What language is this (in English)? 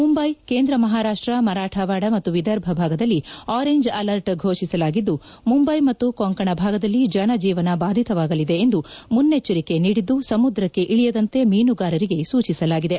Kannada